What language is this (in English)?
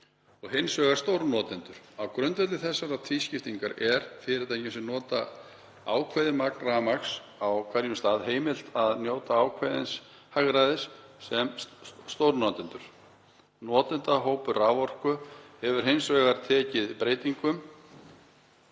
Icelandic